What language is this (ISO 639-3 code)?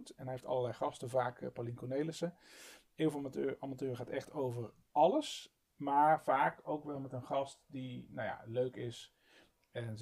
nld